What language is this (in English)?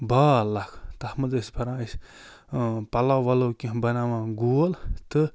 Kashmiri